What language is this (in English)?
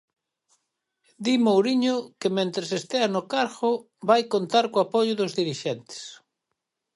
Galician